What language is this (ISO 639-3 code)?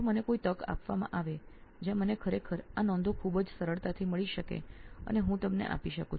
guj